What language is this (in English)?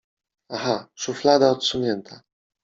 Polish